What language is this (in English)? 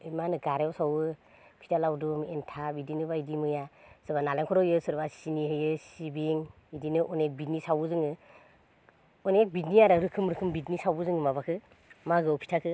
Bodo